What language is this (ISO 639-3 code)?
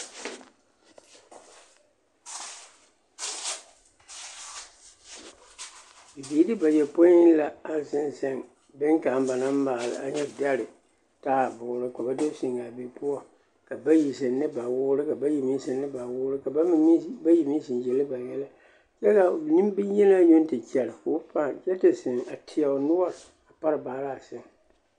dga